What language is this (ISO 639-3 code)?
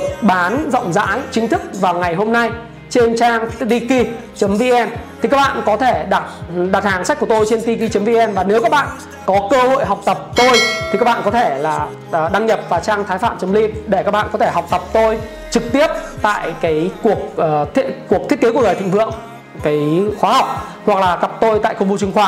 vie